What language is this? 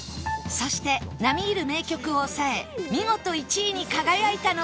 Japanese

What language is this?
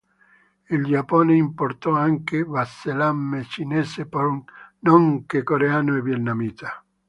Italian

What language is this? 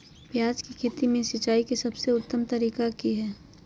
Magahi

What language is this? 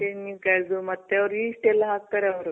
Kannada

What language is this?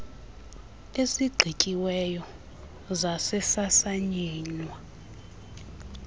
Xhosa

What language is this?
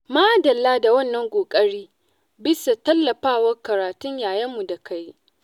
Hausa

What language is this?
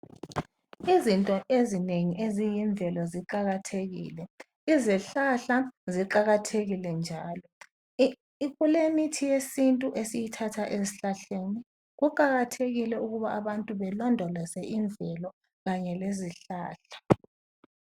North Ndebele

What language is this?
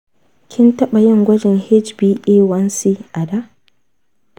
Hausa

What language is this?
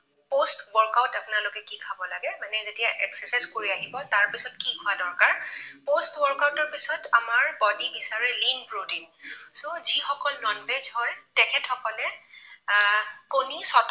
Assamese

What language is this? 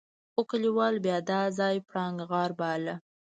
Pashto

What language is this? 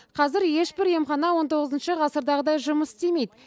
Kazakh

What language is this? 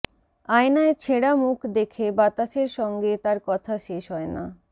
Bangla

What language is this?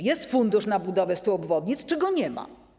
Polish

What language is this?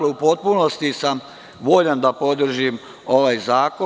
Serbian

